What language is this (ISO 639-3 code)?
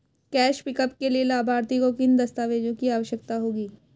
hin